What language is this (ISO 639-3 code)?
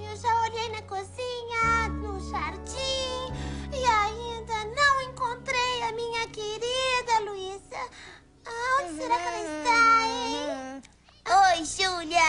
por